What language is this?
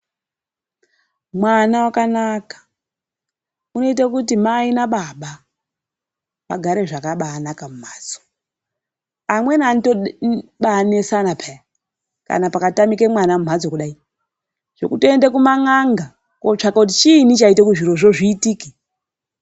Ndau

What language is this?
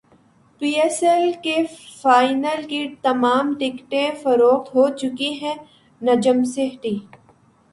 Urdu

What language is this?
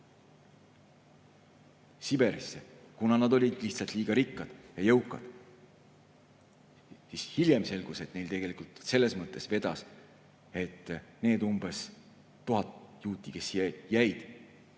Estonian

